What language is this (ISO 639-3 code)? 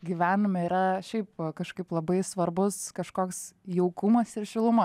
lit